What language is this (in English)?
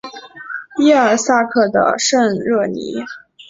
Chinese